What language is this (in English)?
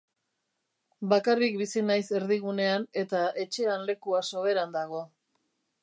Basque